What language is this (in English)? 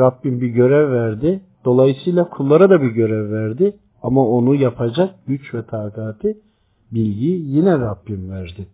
Turkish